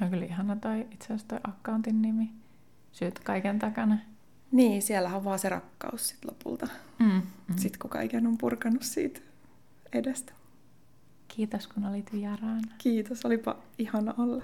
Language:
Finnish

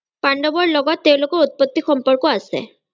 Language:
Assamese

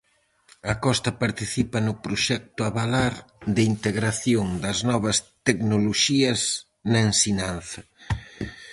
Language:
Galician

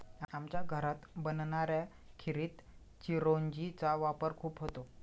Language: Marathi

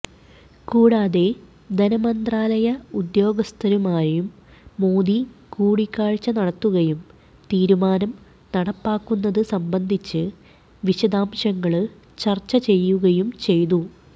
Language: Malayalam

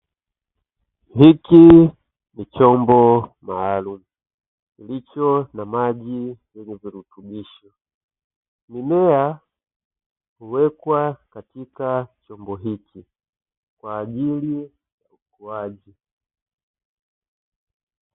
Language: Swahili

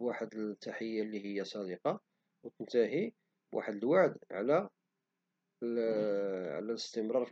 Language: Moroccan Arabic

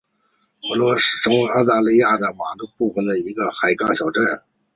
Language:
Chinese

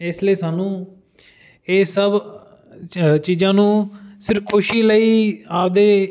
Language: Punjabi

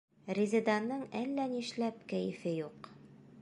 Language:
Bashkir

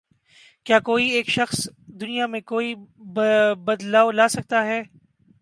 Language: Urdu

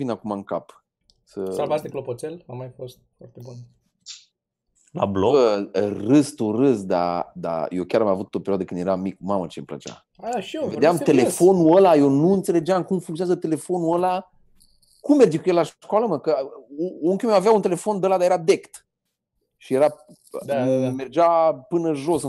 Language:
Romanian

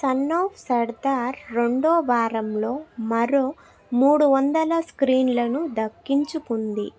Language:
Telugu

